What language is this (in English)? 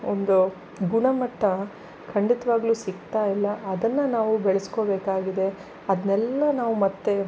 Kannada